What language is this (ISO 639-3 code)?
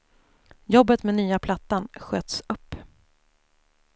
swe